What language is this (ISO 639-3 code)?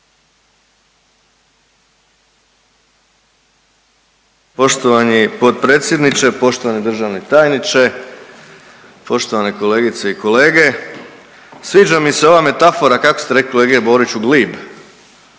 hrv